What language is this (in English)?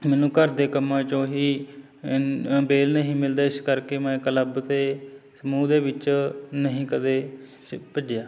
Punjabi